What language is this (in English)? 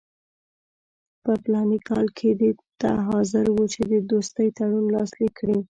Pashto